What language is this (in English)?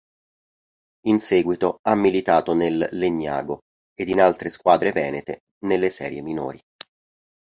Italian